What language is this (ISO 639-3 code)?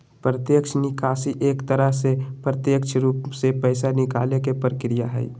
mag